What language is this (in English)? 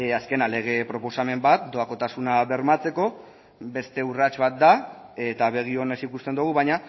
Basque